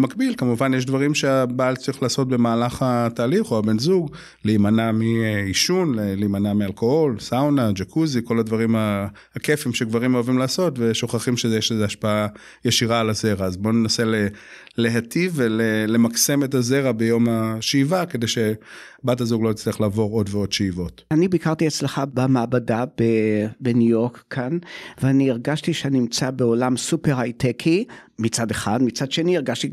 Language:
Hebrew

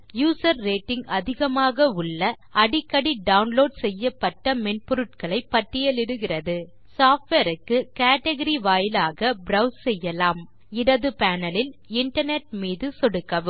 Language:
Tamil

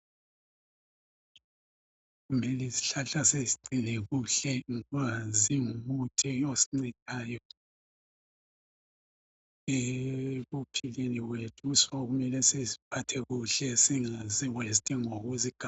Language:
North Ndebele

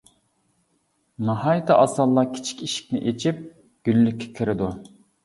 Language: Uyghur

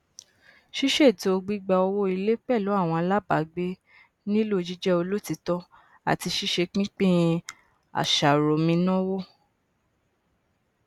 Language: Yoruba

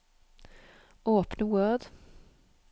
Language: Norwegian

